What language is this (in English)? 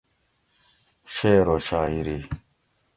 Gawri